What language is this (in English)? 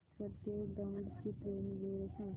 Marathi